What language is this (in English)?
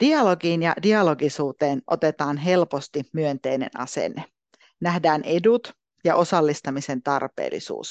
Finnish